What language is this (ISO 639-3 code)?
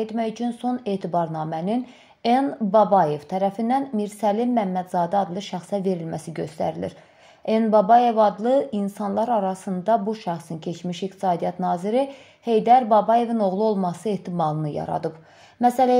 tur